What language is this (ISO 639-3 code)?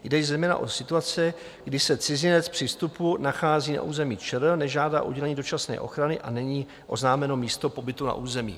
ces